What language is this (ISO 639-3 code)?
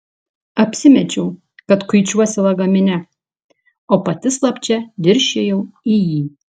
lit